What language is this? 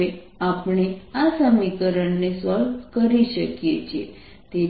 Gujarati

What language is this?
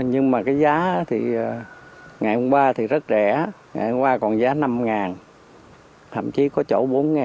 Vietnamese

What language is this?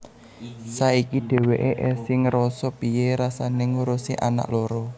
Javanese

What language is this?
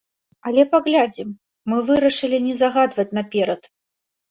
Belarusian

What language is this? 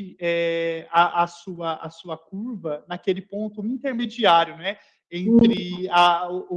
Portuguese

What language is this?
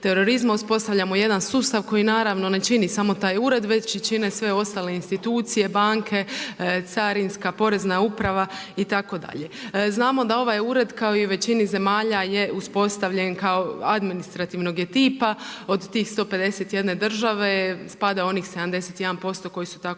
Croatian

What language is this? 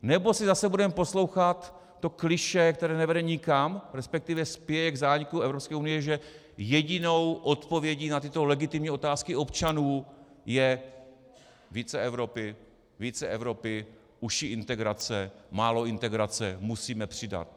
Czech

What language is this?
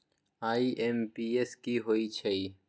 Magahi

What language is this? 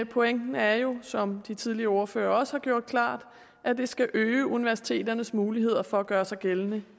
Danish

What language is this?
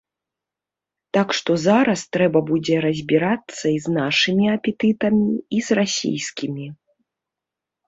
Belarusian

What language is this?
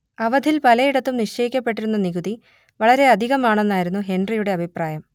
Malayalam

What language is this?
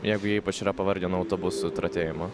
Lithuanian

